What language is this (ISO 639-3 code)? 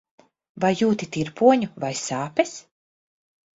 lav